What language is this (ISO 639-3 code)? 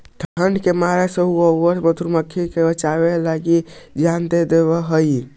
mag